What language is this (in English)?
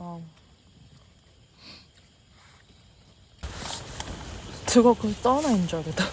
Korean